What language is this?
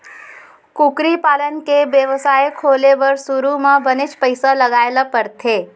Chhattisgarhi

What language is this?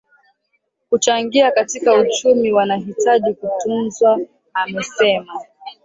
Swahili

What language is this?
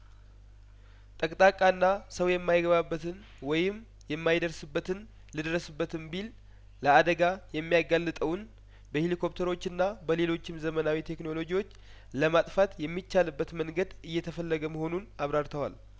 Amharic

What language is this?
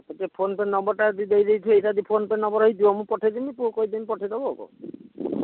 Odia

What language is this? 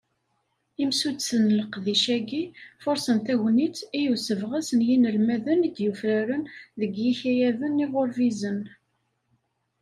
Kabyle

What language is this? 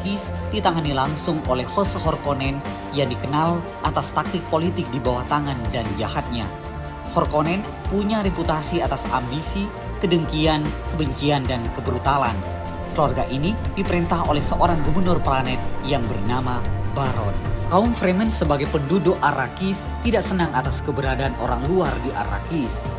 Indonesian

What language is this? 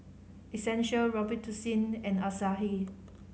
English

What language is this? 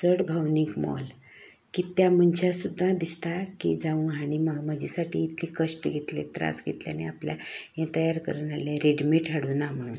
Konkani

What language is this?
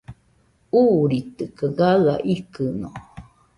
Nüpode Huitoto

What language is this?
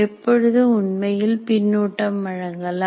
Tamil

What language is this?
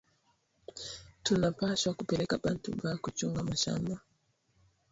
Swahili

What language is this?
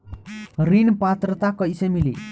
Bhojpuri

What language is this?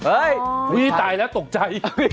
Thai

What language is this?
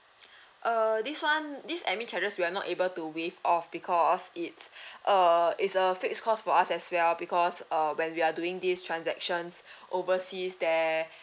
English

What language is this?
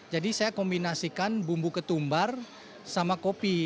Indonesian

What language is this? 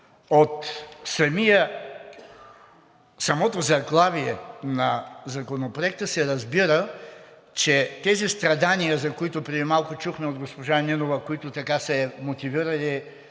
Bulgarian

